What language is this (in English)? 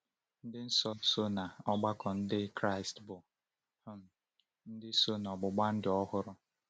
Igbo